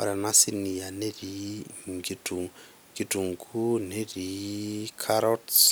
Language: Masai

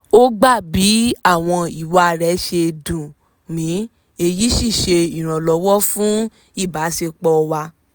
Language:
Yoruba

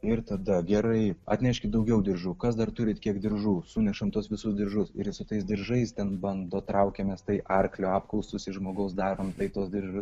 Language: Lithuanian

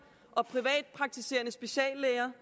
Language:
Danish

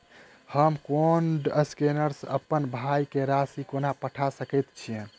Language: Maithili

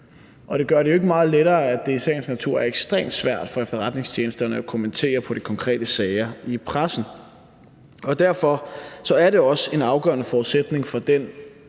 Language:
Danish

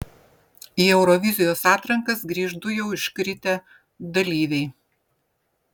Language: Lithuanian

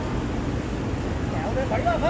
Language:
Thai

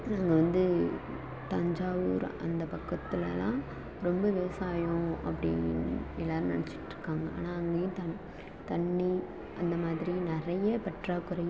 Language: Tamil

